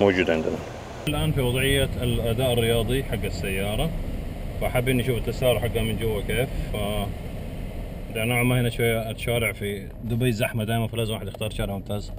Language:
Arabic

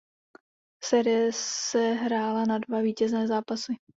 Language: Czech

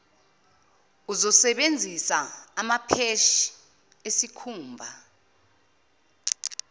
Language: Zulu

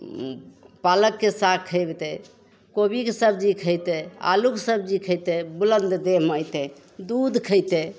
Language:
Maithili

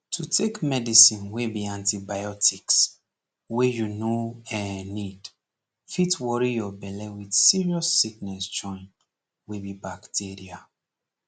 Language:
Nigerian Pidgin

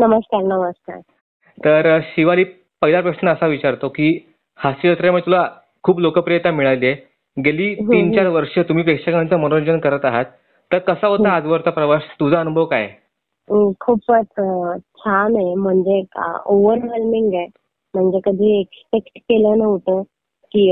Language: Marathi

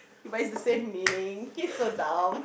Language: English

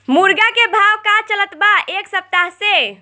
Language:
Bhojpuri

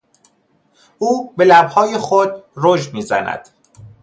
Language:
Persian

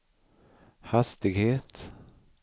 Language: Swedish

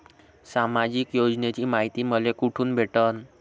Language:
Marathi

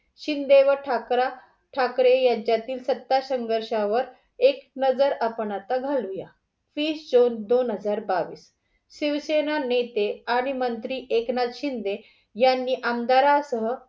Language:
Marathi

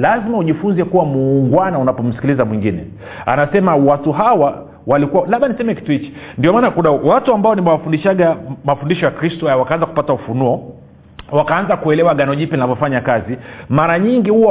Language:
Swahili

